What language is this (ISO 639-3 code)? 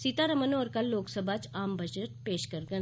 doi